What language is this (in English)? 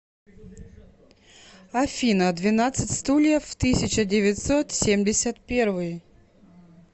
Russian